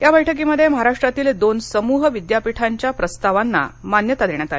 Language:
Marathi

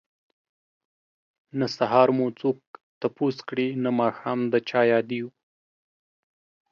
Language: Pashto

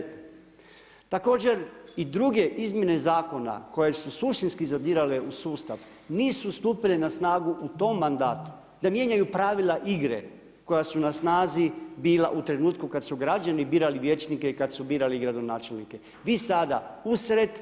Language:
Croatian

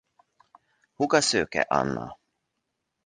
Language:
Hungarian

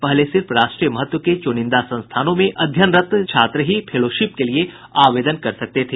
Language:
Hindi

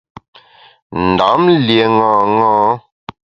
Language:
Bamun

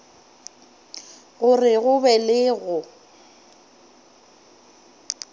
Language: Northern Sotho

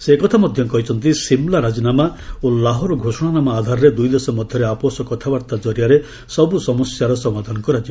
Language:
Odia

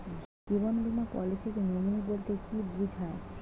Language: Bangla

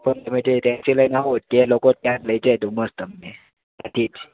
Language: Gujarati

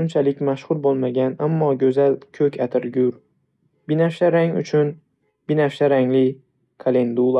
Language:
Uzbek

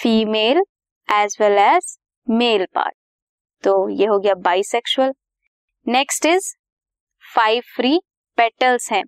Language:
Hindi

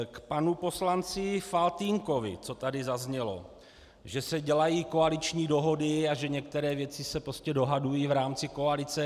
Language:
Czech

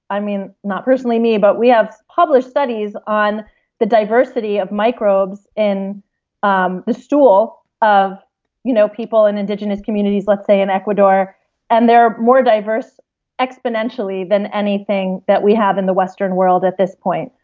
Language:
English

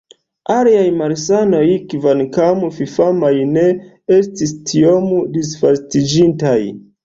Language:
Esperanto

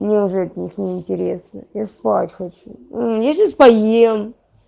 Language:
Russian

